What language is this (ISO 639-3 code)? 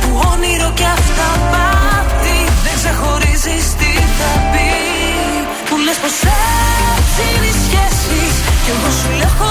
ell